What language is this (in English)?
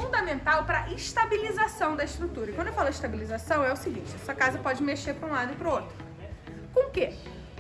Portuguese